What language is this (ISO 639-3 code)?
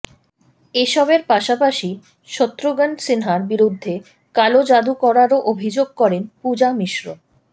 ben